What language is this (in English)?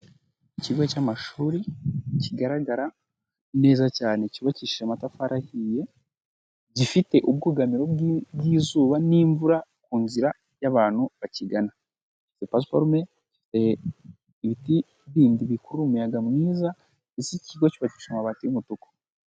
Kinyarwanda